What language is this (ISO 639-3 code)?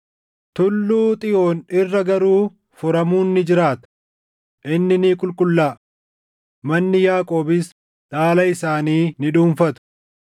orm